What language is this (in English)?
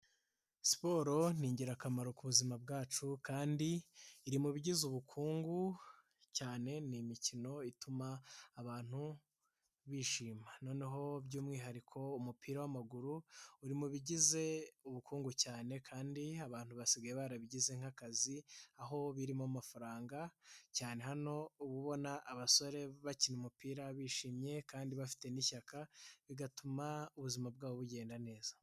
Kinyarwanda